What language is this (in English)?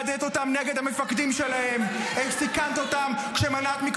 Hebrew